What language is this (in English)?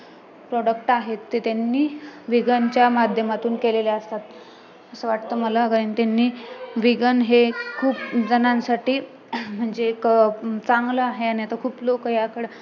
Marathi